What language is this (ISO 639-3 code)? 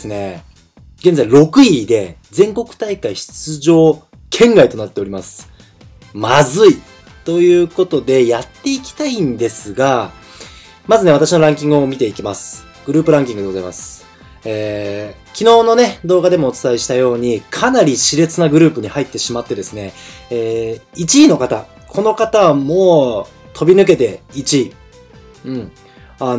jpn